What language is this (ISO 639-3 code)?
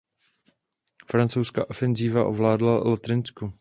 ces